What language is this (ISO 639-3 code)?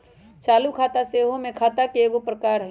mag